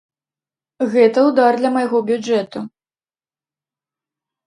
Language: Belarusian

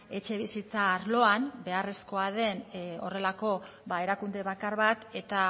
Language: Basque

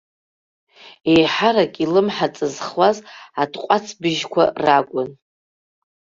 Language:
Abkhazian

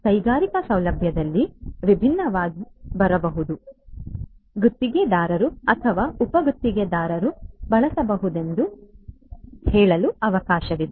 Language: Kannada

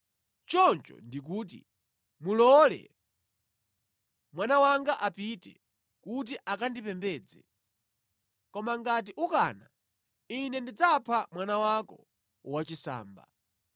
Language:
Nyanja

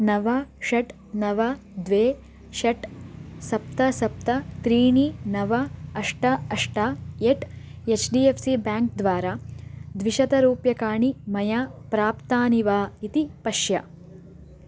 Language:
Sanskrit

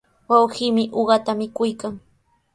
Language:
Sihuas Ancash Quechua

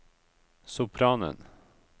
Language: Norwegian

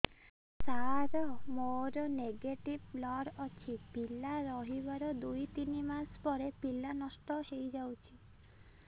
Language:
Odia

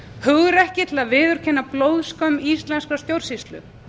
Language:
Icelandic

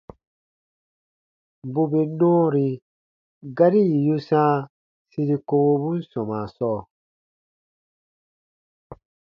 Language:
Baatonum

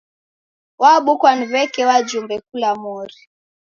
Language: Taita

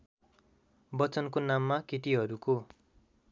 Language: Nepali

